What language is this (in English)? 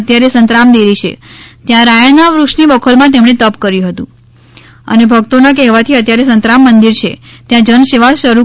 Gujarati